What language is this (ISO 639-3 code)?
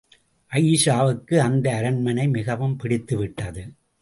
tam